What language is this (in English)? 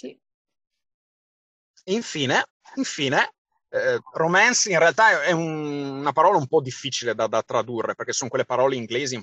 Italian